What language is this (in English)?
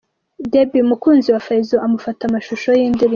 Kinyarwanda